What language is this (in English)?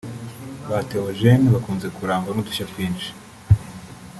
Kinyarwanda